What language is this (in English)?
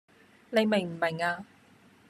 Cantonese